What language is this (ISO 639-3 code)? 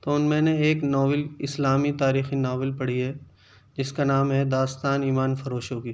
urd